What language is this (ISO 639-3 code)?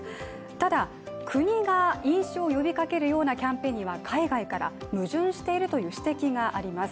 jpn